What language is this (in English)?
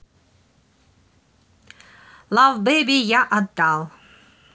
Russian